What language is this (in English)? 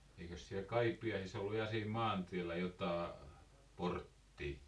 Finnish